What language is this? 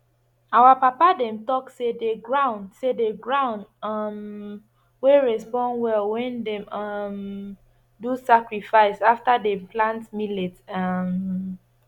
Nigerian Pidgin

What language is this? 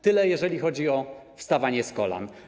Polish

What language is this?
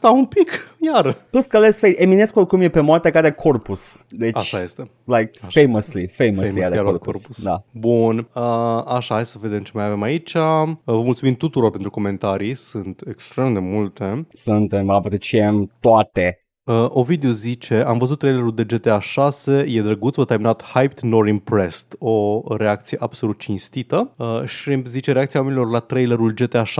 Romanian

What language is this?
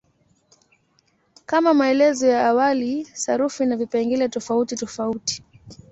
Swahili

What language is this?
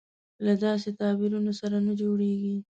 Pashto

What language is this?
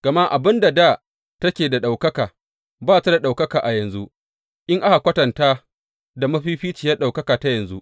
Hausa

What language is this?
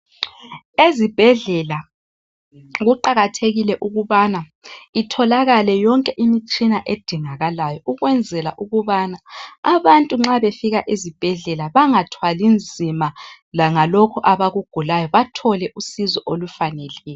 North Ndebele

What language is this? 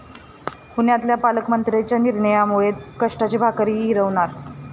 Marathi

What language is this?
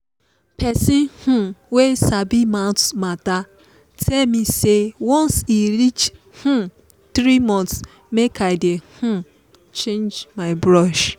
Nigerian Pidgin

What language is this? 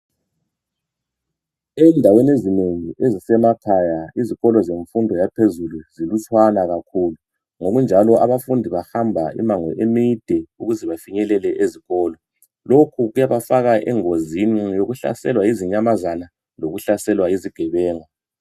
North Ndebele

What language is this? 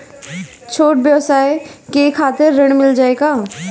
Bhojpuri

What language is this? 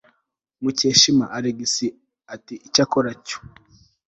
Kinyarwanda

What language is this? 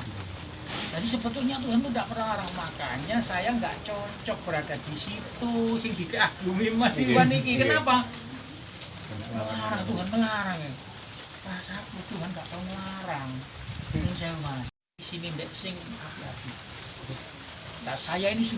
Indonesian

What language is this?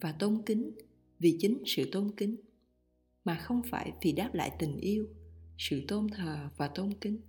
Vietnamese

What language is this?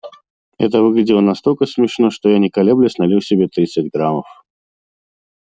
Russian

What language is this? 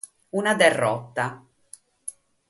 Sardinian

